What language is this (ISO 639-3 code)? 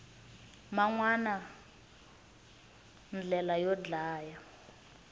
tso